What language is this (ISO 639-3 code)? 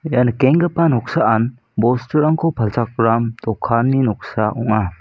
grt